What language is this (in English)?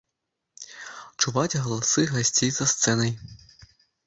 Belarusian